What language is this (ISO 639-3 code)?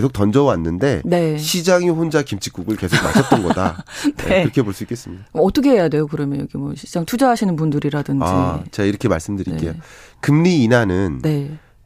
kor